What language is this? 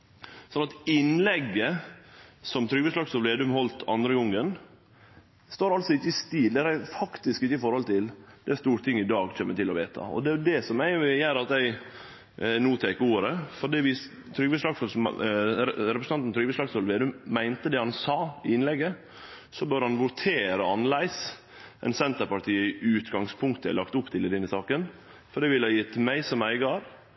Norwegian Nynorsk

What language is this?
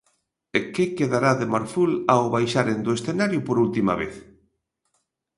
Galician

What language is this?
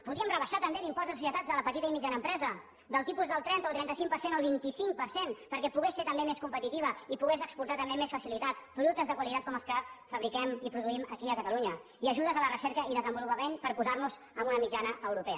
Catalan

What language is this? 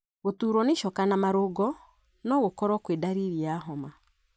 Kikuyu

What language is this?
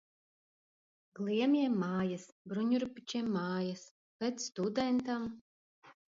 Latvian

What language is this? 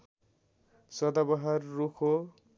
Nepali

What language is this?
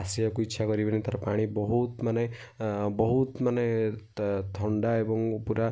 Odia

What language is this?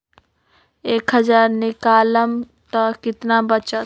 Magahi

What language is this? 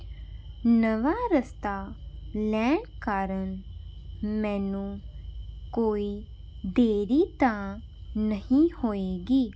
Punjabi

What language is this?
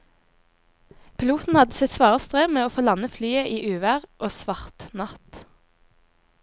Norwegian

